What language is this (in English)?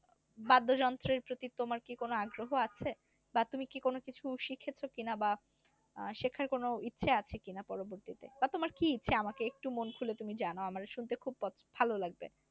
Bangla